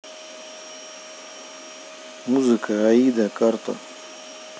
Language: Russian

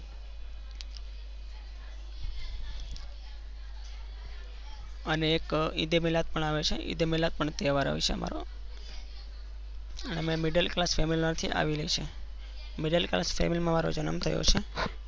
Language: Gujarati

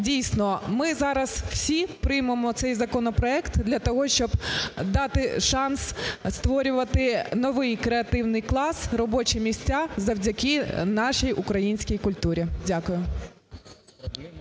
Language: Ukrainian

